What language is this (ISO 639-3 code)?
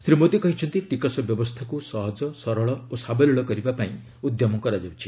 ori